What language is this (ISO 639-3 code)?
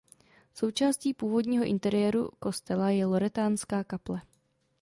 ces